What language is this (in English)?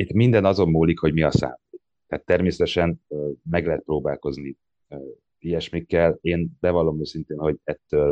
Hungarian